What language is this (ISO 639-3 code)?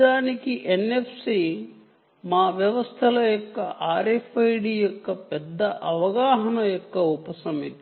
tel